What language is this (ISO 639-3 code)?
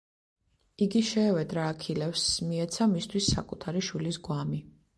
kat